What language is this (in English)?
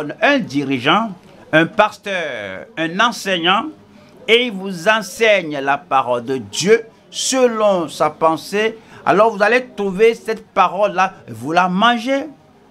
French